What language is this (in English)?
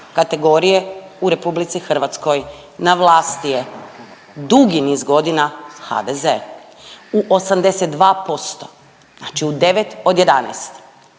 Croatian